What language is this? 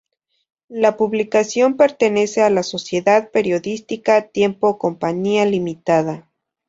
Spanish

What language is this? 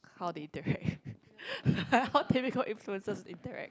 English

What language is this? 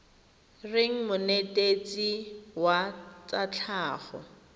Tswana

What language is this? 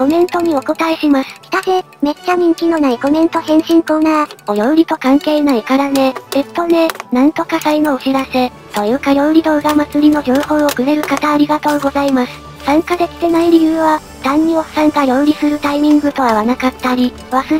Japanese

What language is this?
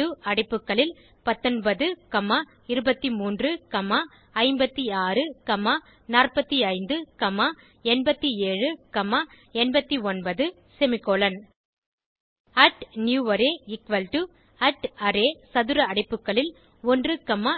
Tamil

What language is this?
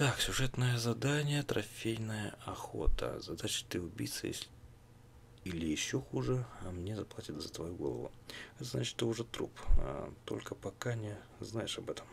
Russian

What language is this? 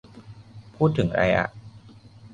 Thai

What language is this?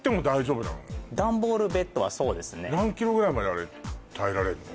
Japanese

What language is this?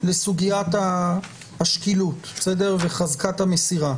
Hebrew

